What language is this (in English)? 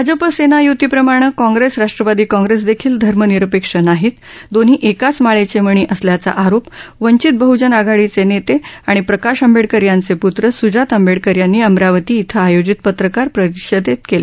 Marathi